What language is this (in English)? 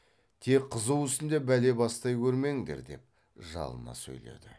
Kazakh